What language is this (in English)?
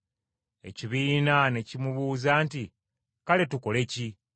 Ganda